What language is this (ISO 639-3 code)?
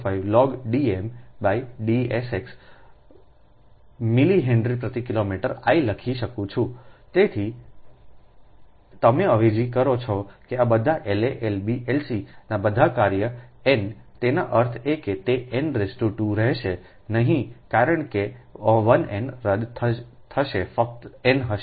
guj